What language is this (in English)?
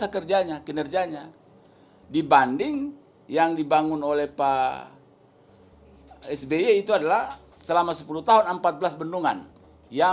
Indonesian